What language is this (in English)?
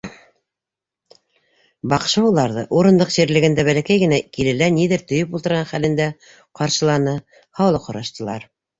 Bashkir